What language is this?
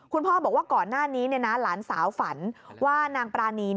Thai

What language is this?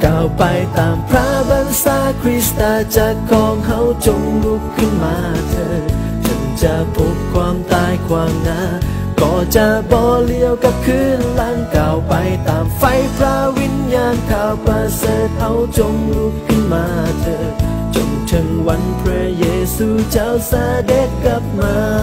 Thai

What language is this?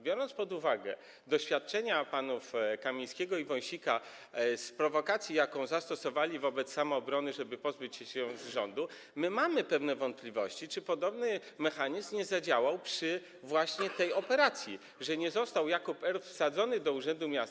Polish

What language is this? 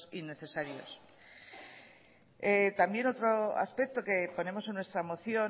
Spanish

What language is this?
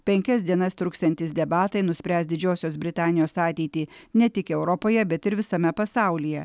Lithuanian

